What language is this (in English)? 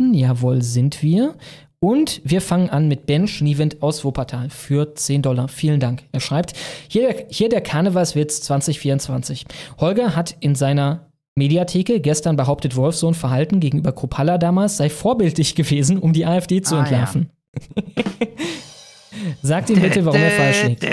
German